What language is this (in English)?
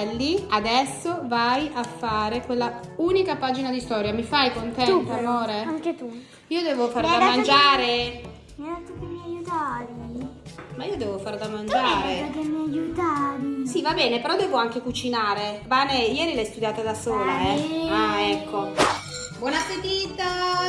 Italian